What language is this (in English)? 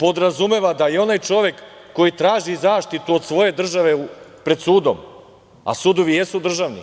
Serbian